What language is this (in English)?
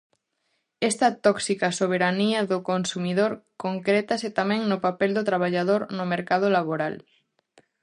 Galician